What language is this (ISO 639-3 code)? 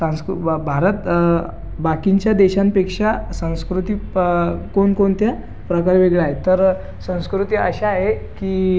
mar